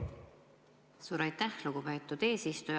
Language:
Estonian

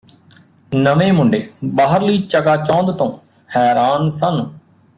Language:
Punjabi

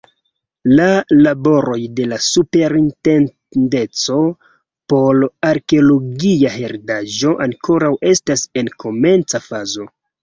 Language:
Esperanto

